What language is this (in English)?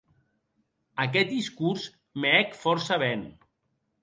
Occitan